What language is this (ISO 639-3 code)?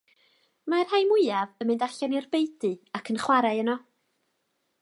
cym